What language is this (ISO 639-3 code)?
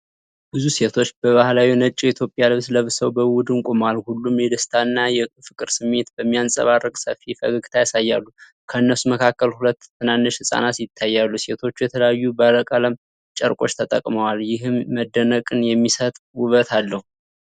amh